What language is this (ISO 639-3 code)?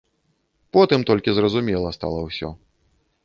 bel